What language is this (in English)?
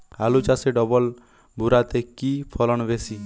Bangla